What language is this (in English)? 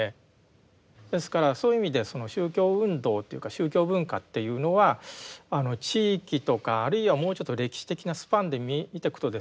Japanese